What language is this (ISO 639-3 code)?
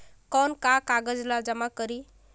hne